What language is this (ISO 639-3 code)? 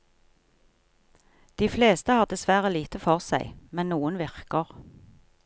nor